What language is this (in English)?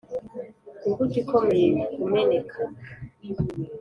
Kinyarwanda